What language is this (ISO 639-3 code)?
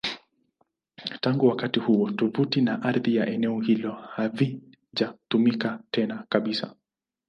swa